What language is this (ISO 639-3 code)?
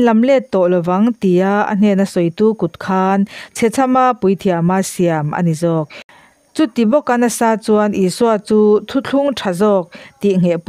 tha